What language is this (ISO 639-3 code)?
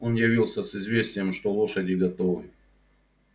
rus